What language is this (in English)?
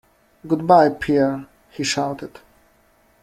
English